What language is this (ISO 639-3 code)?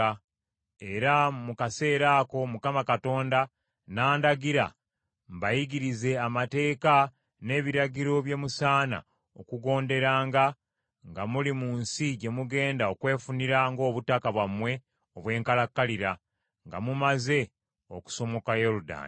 lug